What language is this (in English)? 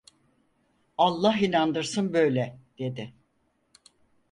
Turkish